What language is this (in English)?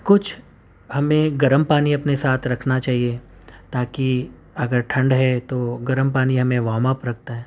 Urdu